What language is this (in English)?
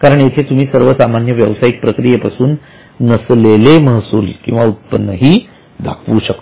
Marathi